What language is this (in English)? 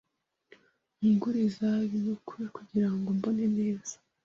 Kinyarwanda